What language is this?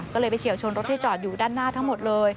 Thai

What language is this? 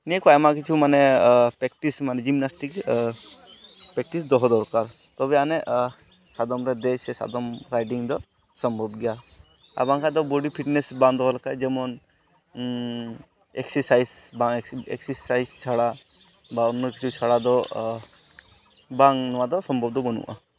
Santali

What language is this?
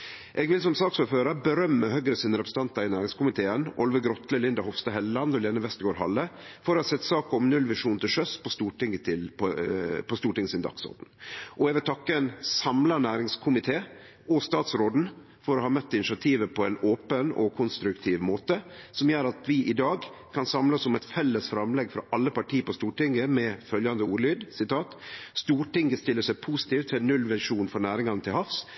Norwegian Nynorsk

